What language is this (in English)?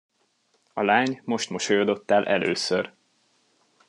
Hungarian